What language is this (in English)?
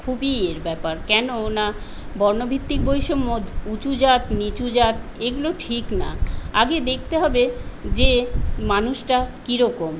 Bangla